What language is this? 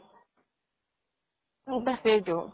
Assamese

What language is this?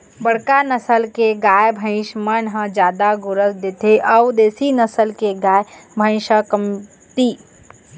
Chhattisgarhi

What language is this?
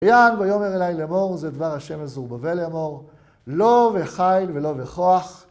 Hebrew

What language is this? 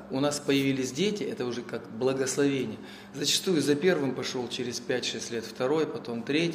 Russian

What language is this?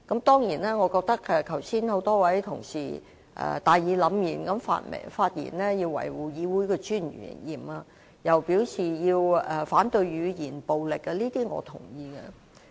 Cantonese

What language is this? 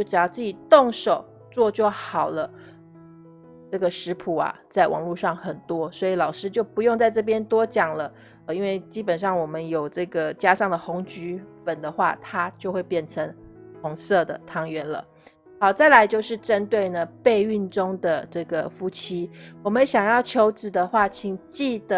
Chinese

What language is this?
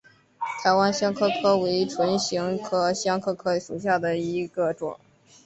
Chinese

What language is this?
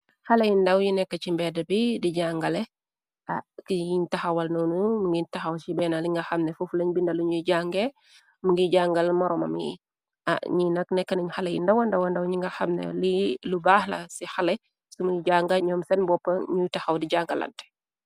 Wolof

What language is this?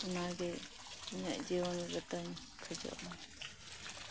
Santali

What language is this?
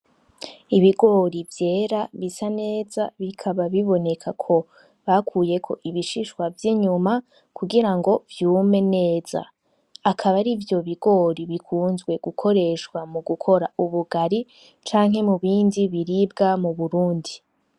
Rundi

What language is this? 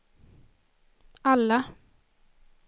Swedish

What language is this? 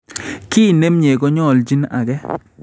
Kalenjin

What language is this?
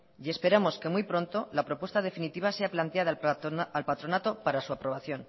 Spanish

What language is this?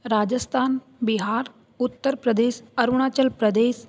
Sanskrit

